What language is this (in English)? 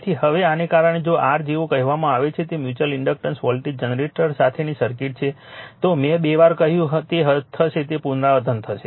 Gujarati